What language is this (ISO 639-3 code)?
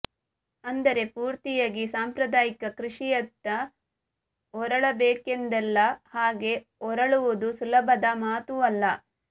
kan